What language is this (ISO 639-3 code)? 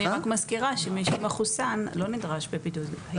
heb